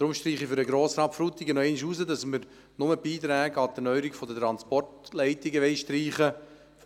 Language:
Swiss German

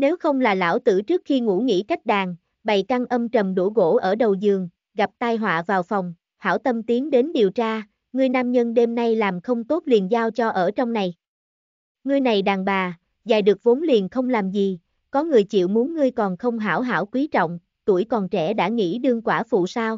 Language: Vietnamese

